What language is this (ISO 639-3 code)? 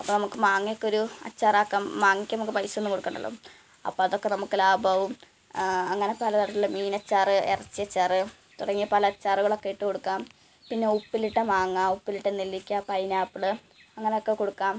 mal